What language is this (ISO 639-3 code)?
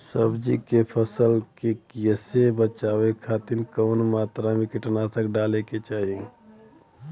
bho